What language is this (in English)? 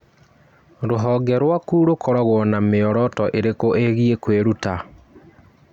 Kikuyu